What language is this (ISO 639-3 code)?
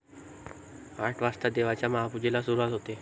mar